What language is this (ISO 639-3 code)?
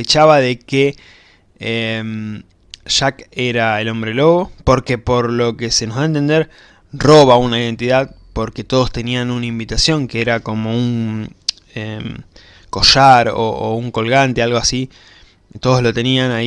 spa